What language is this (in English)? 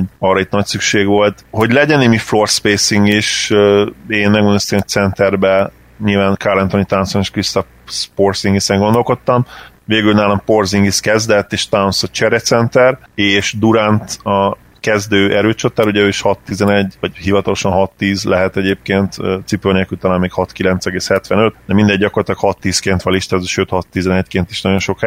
Hungarian